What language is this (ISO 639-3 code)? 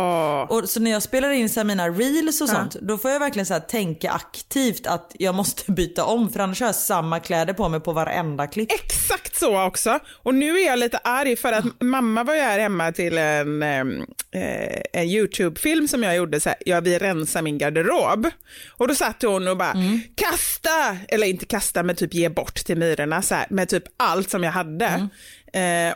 swe